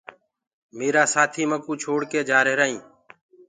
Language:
Gurgula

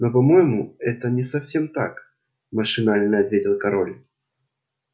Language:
Russian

